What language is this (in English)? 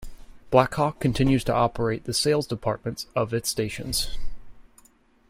English